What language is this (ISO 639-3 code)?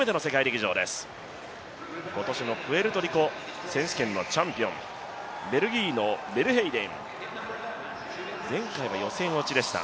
jpn